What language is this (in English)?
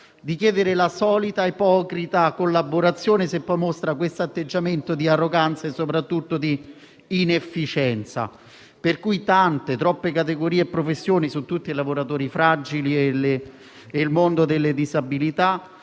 Italian